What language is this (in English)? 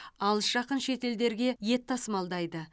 Kazakh